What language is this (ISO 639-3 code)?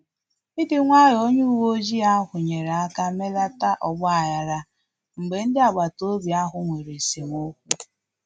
ibo